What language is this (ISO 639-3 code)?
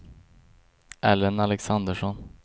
swe